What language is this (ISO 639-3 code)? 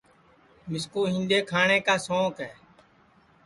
ssi